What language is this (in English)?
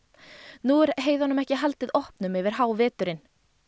Icelandic